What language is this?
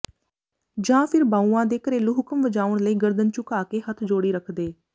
Punjabi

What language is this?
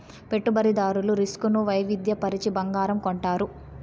Telugu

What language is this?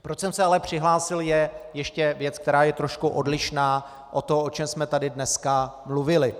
Czech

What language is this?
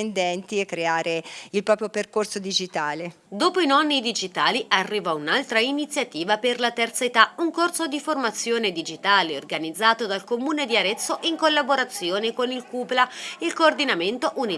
Italian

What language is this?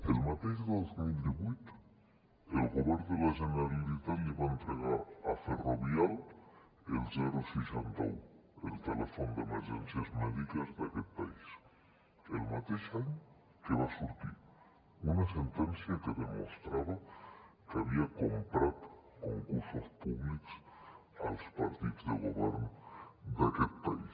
Catalan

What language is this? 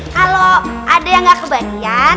Indonesian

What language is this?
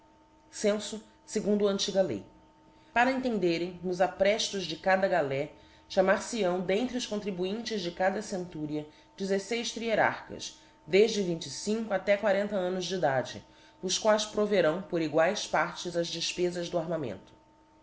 Portuguese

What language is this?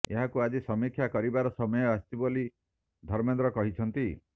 Odia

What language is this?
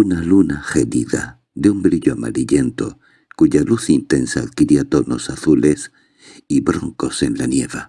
Spanish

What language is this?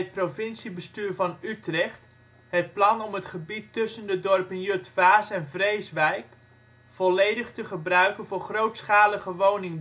Dutch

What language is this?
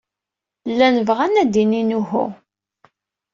Kabyle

